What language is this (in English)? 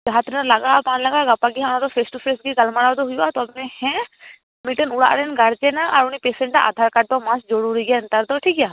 Santali